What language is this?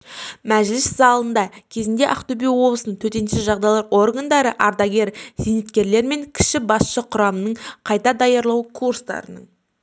Kazakh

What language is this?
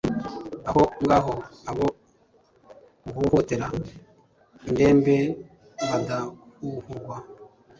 Kinyarwanda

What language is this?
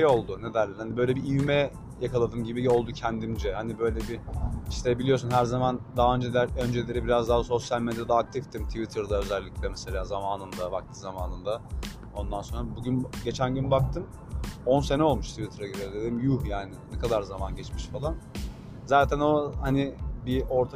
Turkish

